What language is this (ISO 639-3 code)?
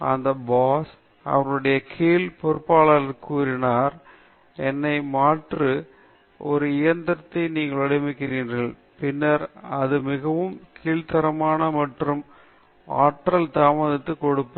tam